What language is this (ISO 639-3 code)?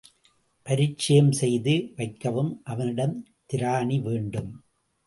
tam